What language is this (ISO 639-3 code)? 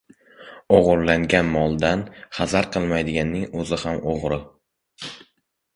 uzb